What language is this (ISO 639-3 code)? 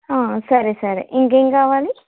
tel